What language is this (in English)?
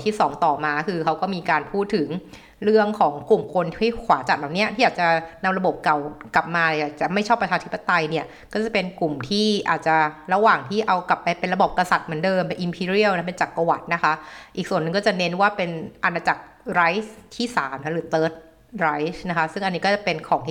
Thai